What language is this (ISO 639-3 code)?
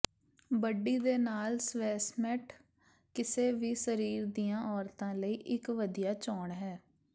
pan